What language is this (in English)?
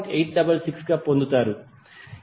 Telugu